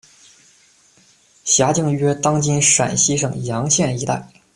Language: Chinese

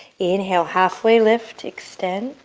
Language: English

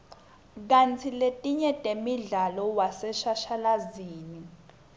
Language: Swati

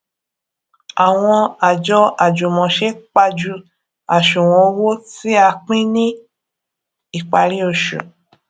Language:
Yoruba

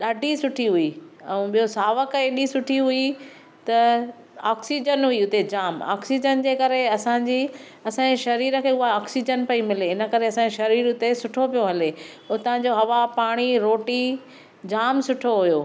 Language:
Sindhi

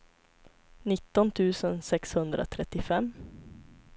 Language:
Swedish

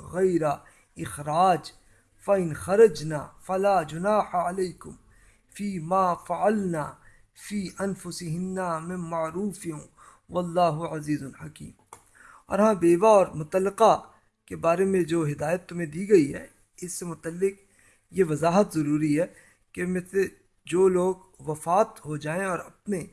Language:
Urdu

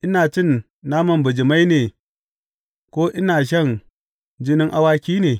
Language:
Hausa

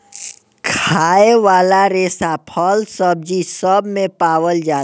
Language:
Bhojpuri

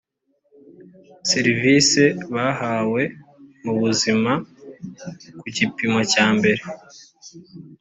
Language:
Kinyarwanda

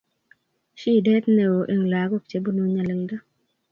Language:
Kalenjin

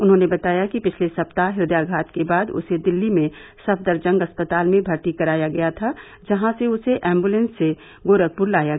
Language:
Hindi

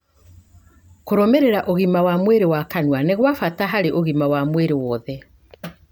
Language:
Kikuyu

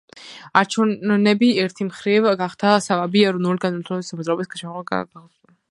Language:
Georgian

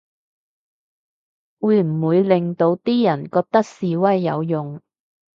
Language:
Cantonese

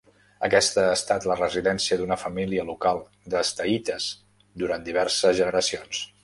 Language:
Catalan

